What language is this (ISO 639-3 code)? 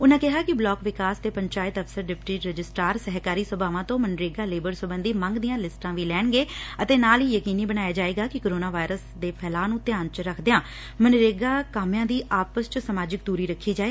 pan